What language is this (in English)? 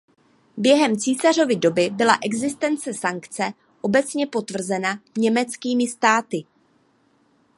Czech